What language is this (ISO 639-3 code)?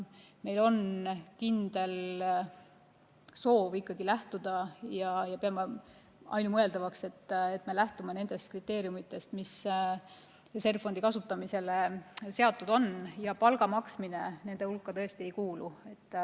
est